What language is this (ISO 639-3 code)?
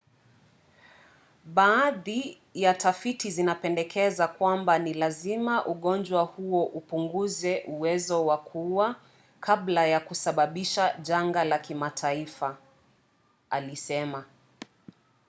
swa